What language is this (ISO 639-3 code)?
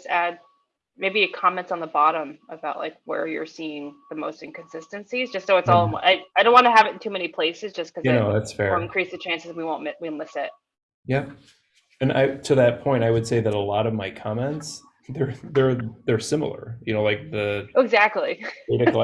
eng